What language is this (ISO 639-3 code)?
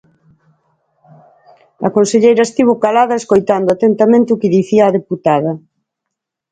glg